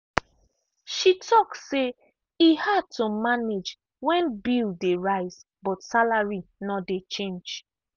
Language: Nigerian Pidgin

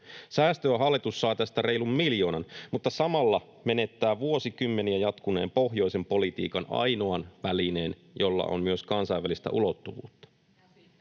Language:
Finnish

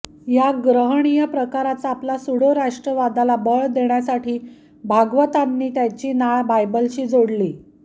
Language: Marathi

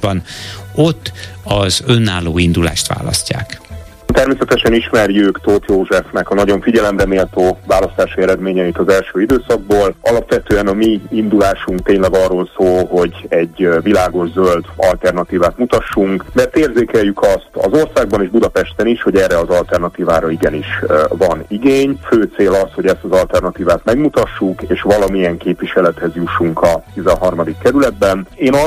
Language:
Hungarian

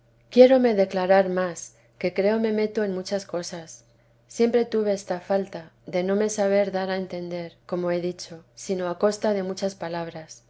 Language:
Spanish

